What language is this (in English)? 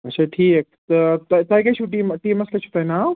Kashmiri